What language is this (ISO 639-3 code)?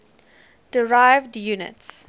eng